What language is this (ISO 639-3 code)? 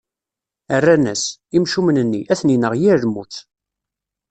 kab